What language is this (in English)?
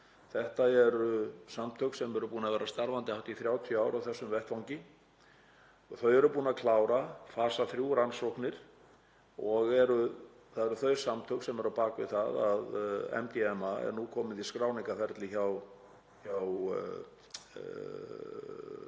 Icelandic